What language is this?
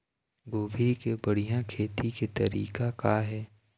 Chhattisgarhi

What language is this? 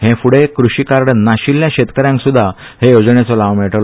Konkani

